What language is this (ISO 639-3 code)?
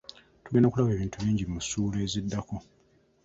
lug